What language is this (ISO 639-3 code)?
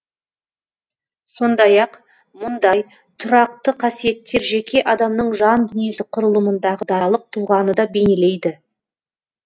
kaz